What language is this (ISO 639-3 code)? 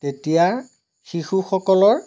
asm